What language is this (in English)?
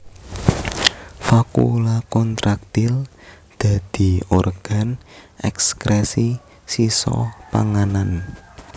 Javanese